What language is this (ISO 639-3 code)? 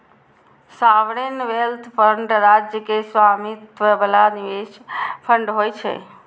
mai